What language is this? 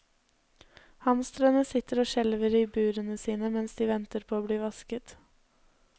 Norwegian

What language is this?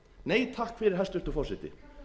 Icelandic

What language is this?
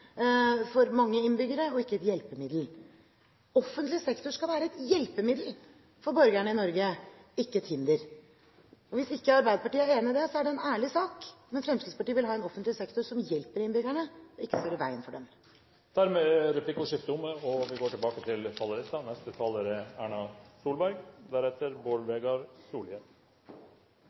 Norwegian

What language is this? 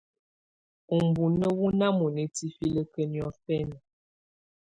Tunen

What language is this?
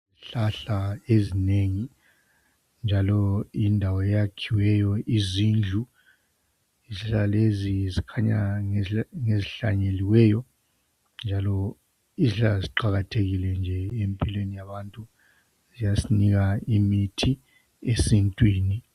North Ndebele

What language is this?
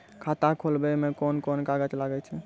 Maithili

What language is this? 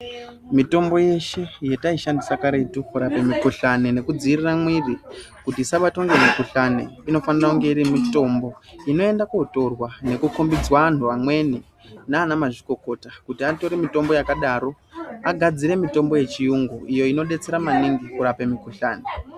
Ndau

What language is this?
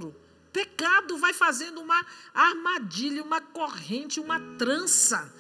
Portuguese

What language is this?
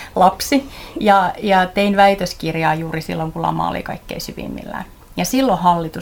Finnish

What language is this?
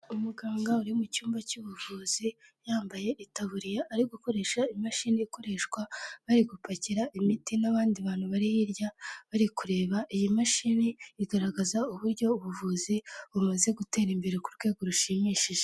Kinyarwanda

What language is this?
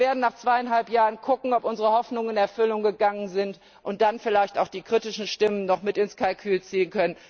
German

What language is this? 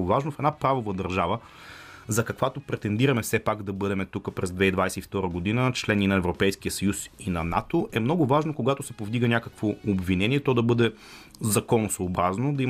Bulgarian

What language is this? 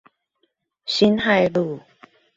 Chinese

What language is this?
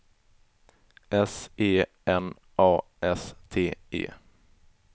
Swedish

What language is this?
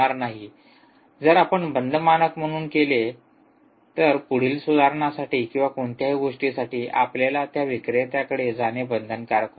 Marathi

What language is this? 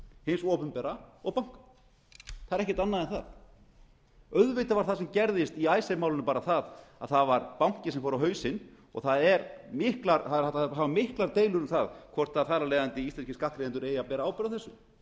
Icelandic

